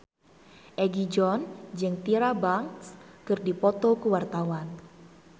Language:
Sundanese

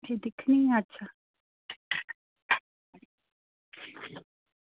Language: Dogri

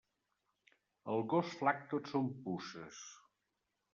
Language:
Catalan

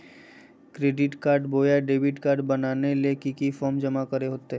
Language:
Magahi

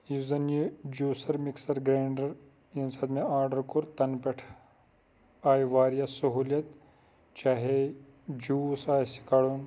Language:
Kashmiri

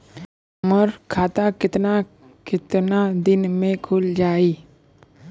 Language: Bhojpuri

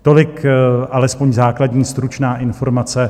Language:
Czech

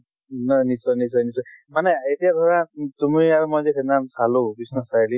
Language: Assamese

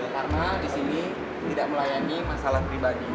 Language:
Indonesian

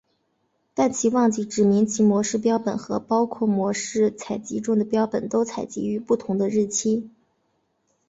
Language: Chinese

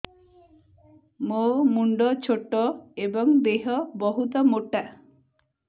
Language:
Odia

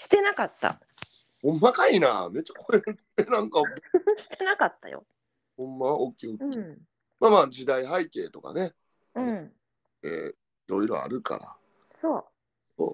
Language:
Japanese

